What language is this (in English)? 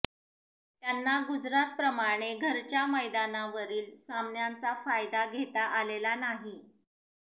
Marathi